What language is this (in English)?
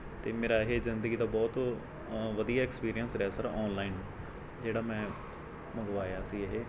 Punjabi